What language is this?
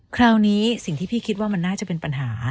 Thai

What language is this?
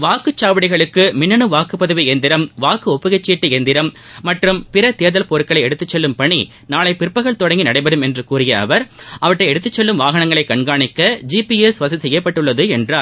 Tamil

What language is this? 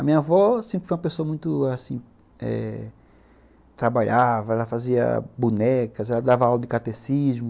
Portuguese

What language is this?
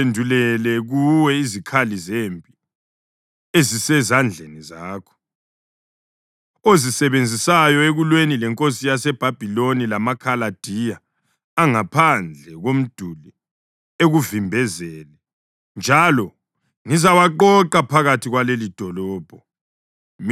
North Ndebele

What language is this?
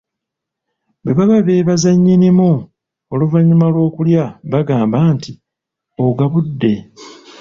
Ganda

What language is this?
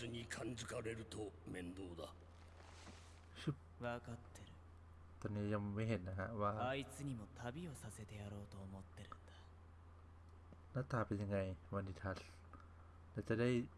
Thai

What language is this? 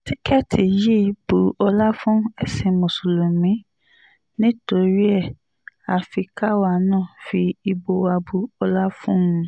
Yoruba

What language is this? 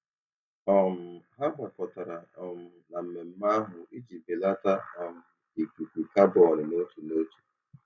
Igbo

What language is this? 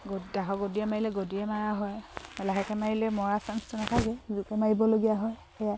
Assamese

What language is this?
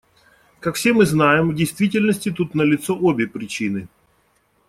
Russian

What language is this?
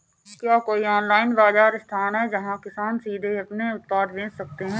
Hindi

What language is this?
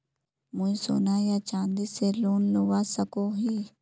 Magahi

